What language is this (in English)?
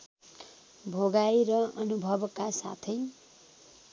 Nepali